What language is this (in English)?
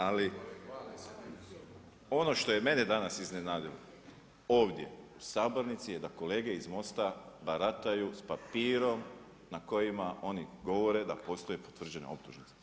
Croatian